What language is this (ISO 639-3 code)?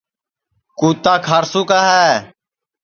ssi